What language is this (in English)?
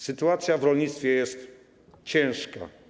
Polish